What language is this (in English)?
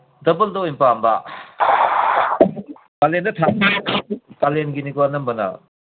Manipuri